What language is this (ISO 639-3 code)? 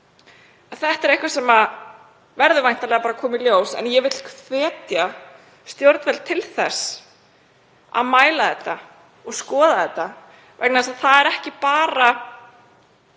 isl